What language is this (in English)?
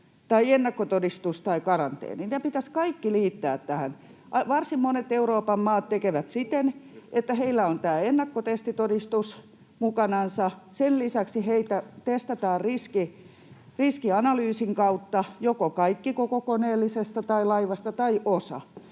Finnish